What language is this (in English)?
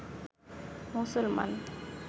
Bangla